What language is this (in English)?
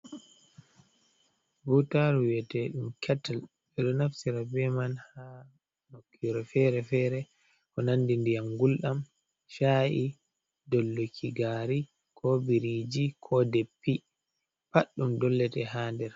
Fula